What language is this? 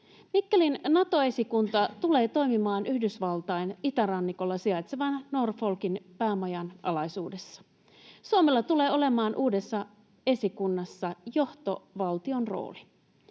Finnish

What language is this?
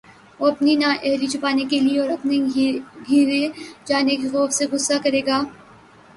Urdu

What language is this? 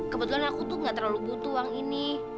Indonesian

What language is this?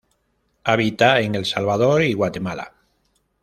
Spanish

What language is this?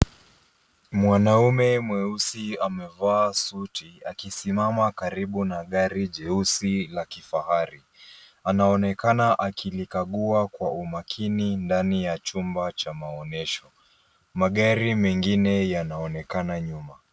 Swahili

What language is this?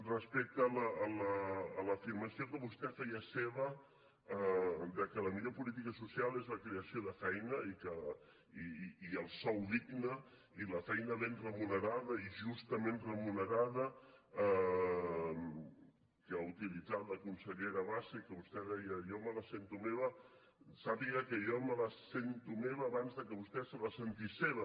Catalan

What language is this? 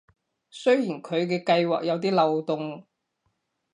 Cantonese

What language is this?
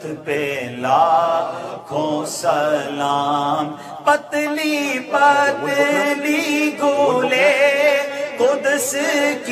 Arabic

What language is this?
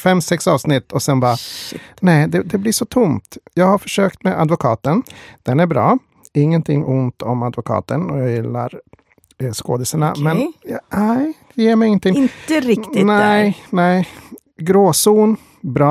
Swedish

